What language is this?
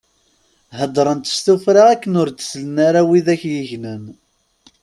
Kabyle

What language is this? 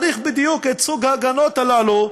Hebrew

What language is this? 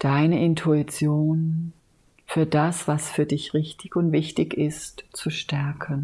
German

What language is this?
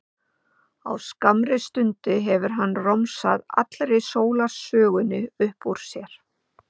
Icelandic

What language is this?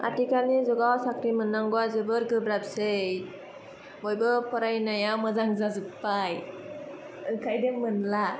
Bodo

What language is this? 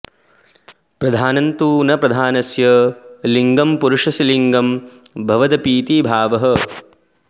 Sanskrit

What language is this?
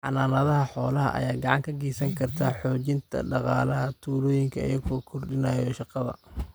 Somali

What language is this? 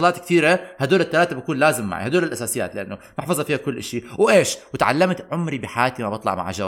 Arabic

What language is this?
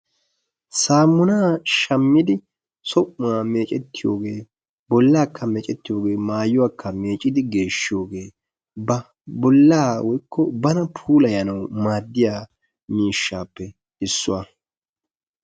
Wolaytta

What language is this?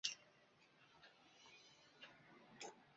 Chinese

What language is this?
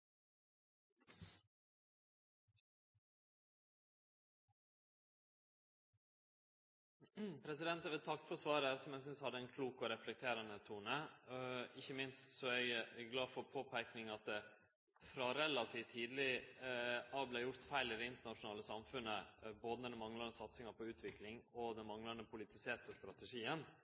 Norwegian Nynorsk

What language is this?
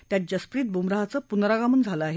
Marathi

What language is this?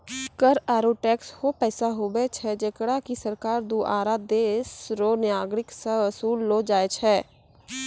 Maithili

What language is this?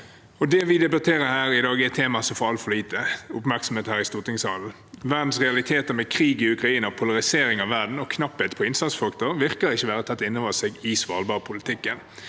Norwegian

